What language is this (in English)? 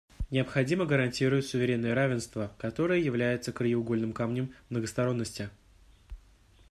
Russian